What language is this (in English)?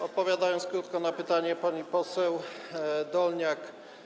Polish